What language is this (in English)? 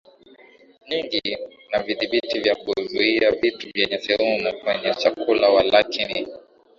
Swahili